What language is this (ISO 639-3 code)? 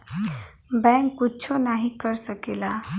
bho